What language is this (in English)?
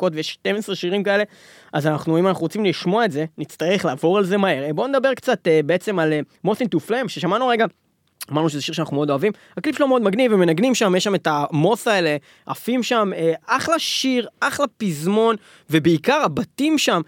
Hebrew